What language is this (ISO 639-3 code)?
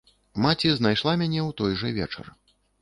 bel